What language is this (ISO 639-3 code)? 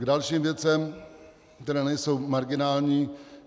ces